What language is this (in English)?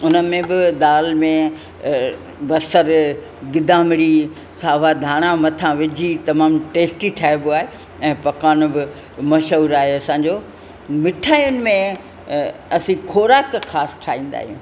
Sindhi